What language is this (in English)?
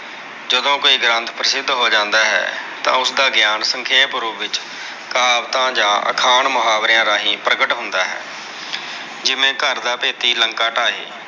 Punjabi